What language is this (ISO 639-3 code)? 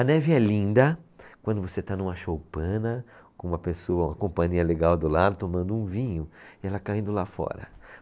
por